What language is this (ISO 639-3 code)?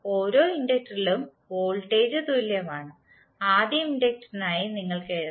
mal